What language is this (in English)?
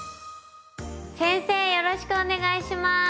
Japanese